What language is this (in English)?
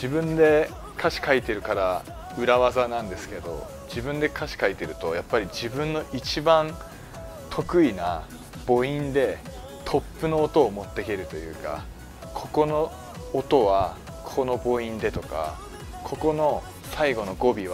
Japanese